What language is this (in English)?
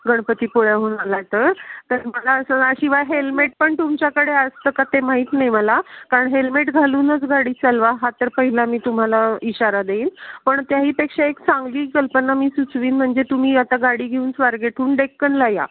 Marathi